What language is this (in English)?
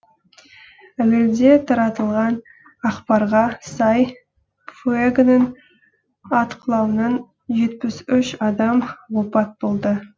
Kazakh